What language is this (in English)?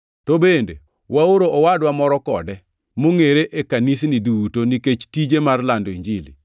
Luo (Kenya and Tanzania)